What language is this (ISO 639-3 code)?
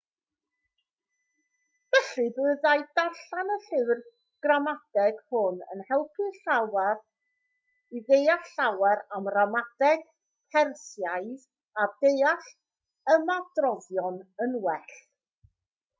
cym